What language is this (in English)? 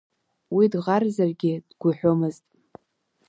Abkhazian